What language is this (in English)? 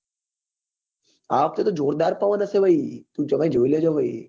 Gujarati